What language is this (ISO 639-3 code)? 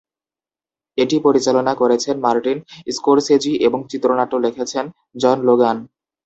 ben